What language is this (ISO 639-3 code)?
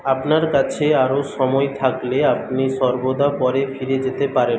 ben